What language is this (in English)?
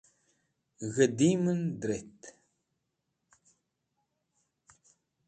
Wakhi